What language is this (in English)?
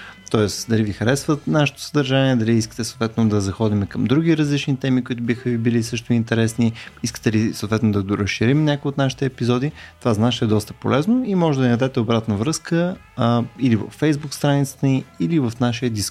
Bulgarian